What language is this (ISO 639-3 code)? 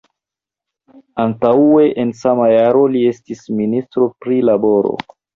epo